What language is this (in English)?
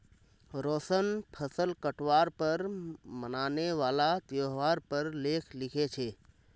Magahi